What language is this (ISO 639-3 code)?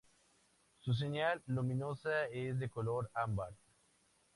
spa